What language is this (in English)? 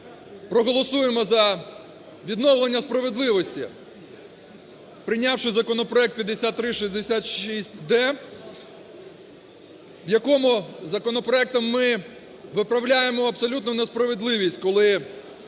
Ukrainian